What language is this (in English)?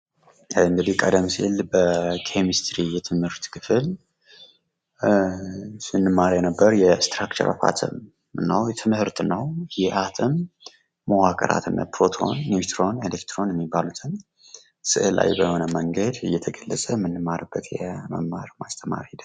Amharic